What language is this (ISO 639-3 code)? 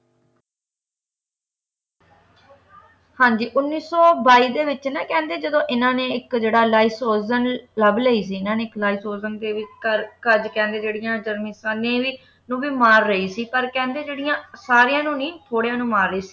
pan